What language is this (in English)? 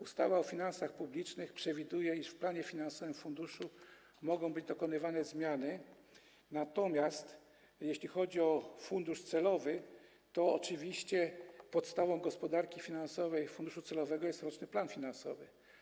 Polish